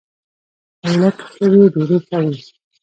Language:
Pashto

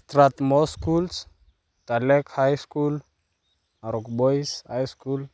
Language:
Masai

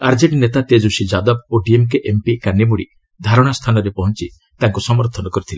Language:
Odia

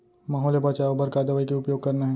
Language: Chhattisgarhi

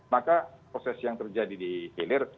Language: Indonesian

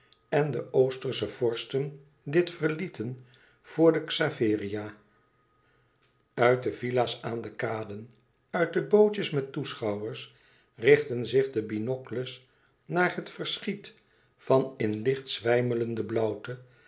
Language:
Dutch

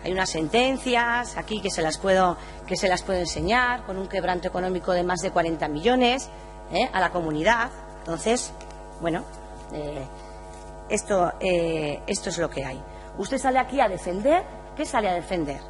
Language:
Spanish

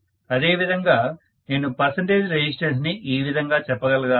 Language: Telugu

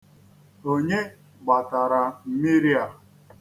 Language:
Igbo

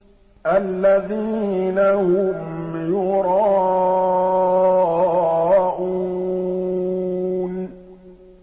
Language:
Arabic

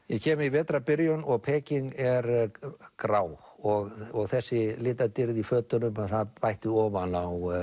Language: Icelandic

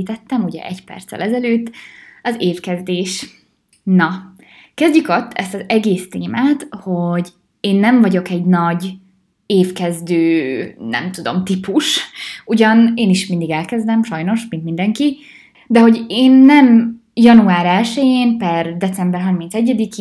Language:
Hungarian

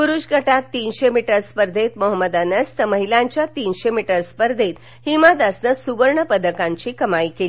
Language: Marathi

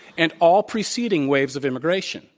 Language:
English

